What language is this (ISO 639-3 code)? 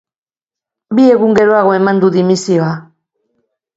eus